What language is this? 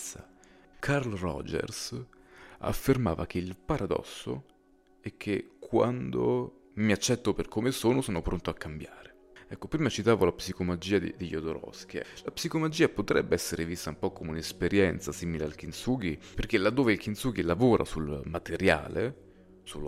Italian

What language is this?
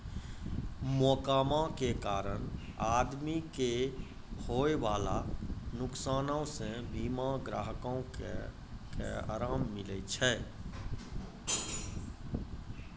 Maithili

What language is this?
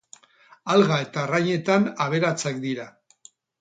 Basque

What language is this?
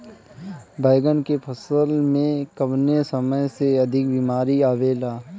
Bhojpuri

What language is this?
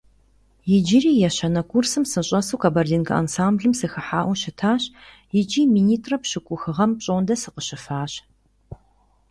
Kabardian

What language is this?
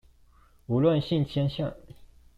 Chinese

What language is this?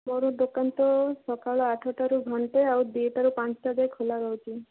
Odia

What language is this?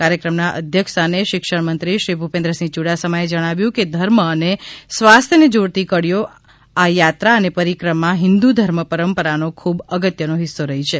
Gujarati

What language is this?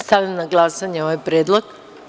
Serbian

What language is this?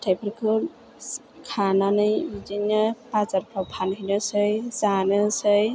Bodo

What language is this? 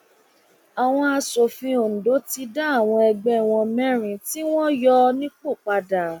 Yoruba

